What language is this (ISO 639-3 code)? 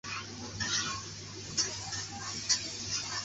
zho